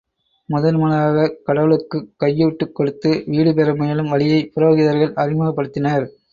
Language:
Tamil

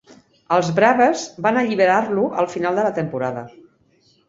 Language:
Catalan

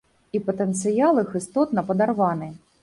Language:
Belarusian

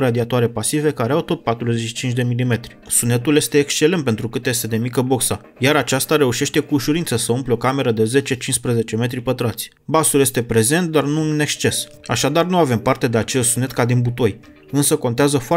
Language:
Romanian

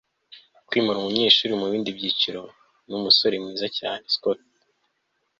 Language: Kinyarwanda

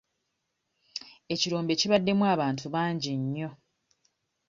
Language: Ganda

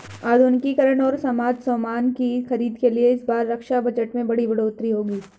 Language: Hindi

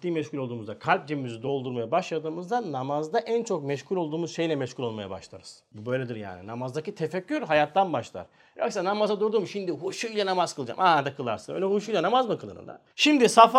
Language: Turkish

